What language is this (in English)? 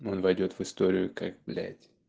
Russian